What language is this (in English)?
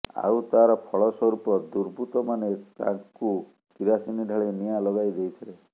Odia